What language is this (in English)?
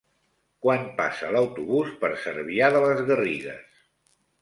Catalan